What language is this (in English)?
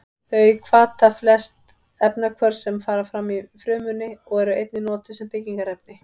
Icelandic